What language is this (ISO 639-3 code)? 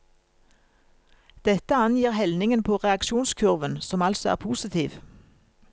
nor